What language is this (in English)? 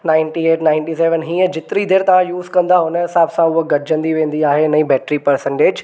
Sindhi